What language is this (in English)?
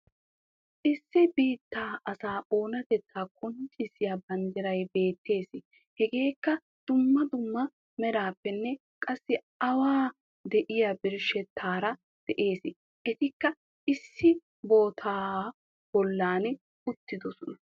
Wolaytta